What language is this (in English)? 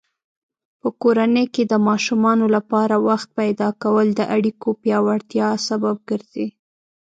Pashto